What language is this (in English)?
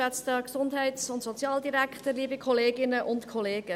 Swiss German